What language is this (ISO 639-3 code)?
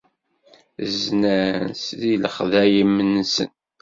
kab